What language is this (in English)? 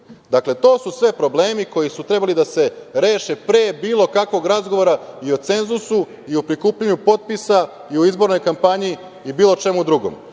Serbian